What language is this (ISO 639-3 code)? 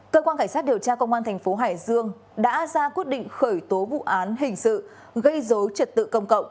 vie